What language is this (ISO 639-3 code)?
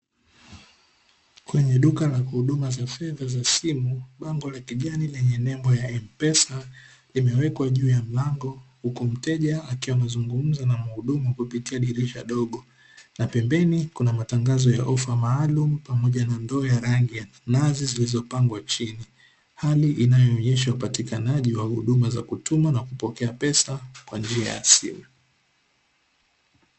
swa